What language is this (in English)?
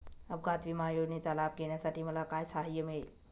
Marathi